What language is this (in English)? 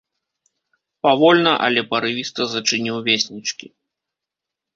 Belarusian